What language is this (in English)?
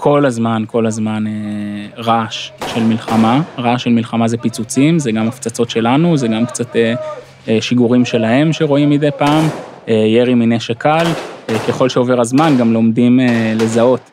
Hebrew